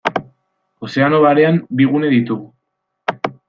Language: Basque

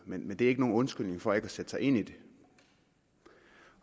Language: Danish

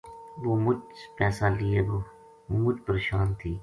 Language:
Gujari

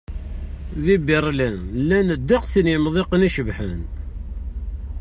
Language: Kabyle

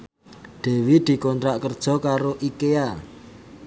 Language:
Javanese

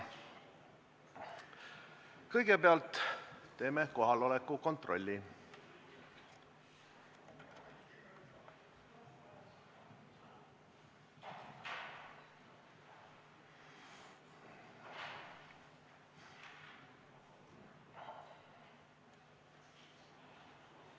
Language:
Estonian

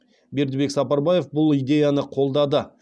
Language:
Kazakh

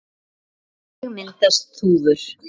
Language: Icelandic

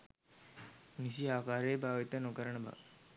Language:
Sinhala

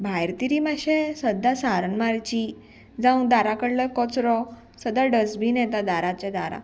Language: Konkani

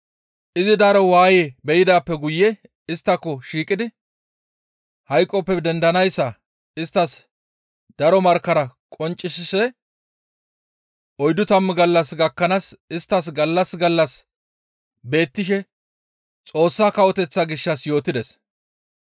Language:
Gamo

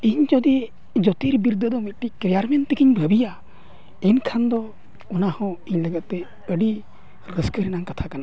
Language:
Santali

